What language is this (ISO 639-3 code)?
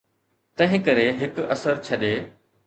snd